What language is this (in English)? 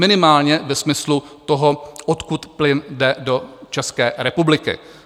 Czech